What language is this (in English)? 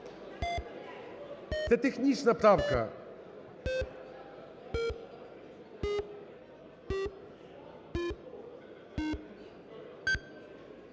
Ukrainian